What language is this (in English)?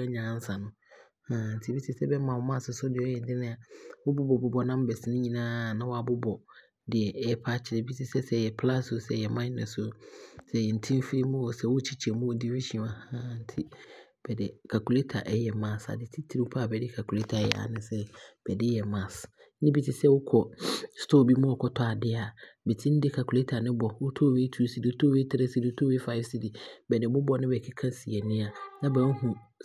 Abron